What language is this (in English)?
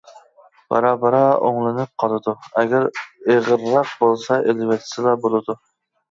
Uyghur